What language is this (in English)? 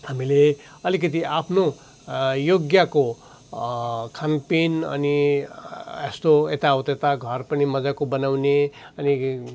Nepali